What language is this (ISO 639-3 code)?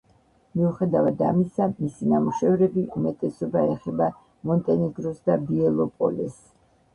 kat